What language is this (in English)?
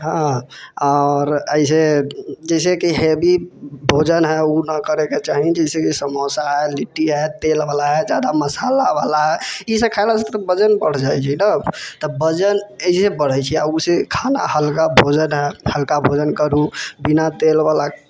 Maithili